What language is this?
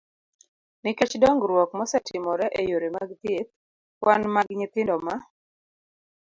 Luo (Kenya and Tanzania)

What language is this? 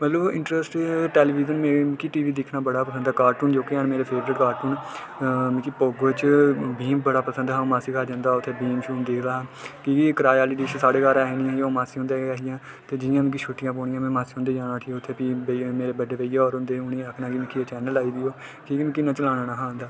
Dogri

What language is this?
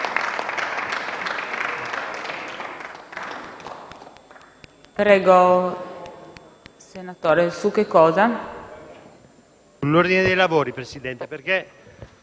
Italian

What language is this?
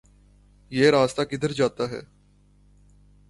Urdu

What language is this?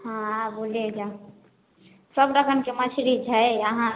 Maithili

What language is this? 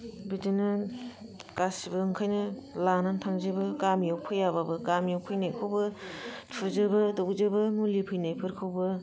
Bodo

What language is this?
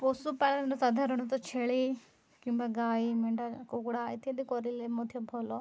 Odia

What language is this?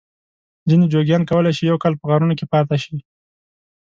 Pashto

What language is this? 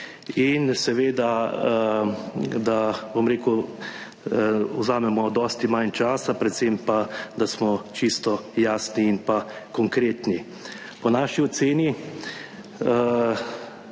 Slovenian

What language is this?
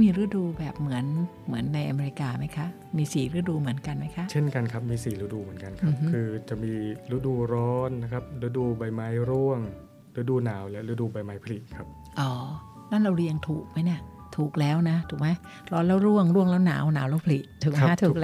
Thai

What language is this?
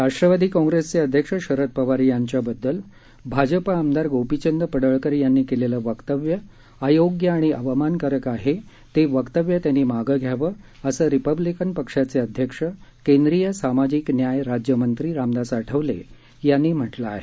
Marathi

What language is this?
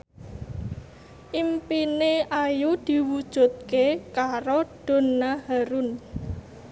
Javanese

